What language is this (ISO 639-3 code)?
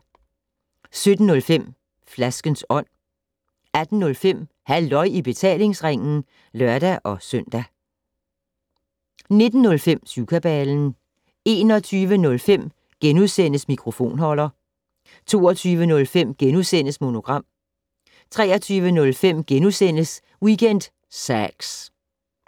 dan